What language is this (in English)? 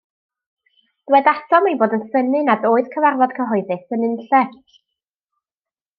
Welsh